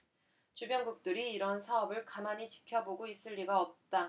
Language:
Korean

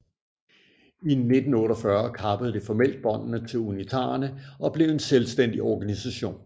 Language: Danish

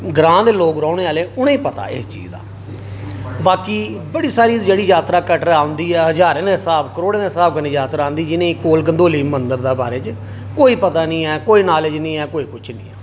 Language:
Dogri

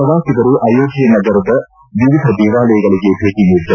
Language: Kannada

